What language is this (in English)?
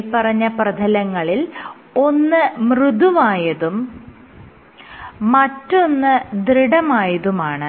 Malayalam